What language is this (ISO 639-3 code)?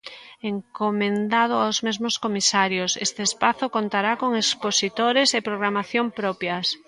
glg